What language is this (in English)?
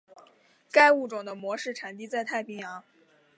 Chinese